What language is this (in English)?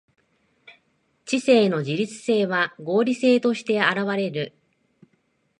Japanese